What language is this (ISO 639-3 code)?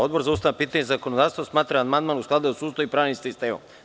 srp